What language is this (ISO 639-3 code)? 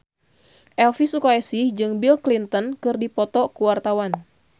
sun